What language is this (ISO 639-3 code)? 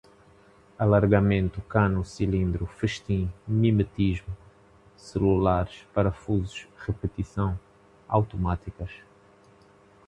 por